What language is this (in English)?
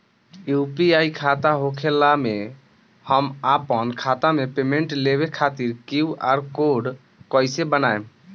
Bhojpuri